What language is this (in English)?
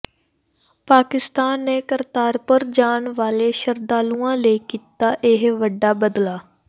Punjabi